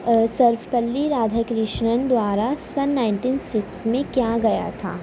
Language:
Urdu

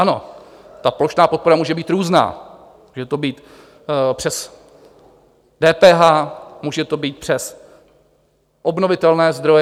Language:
Czech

